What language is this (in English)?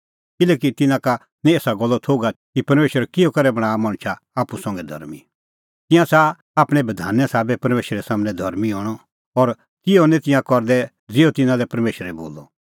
Kullu Pahari